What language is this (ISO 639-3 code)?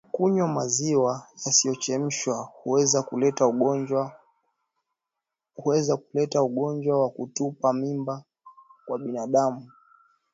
swa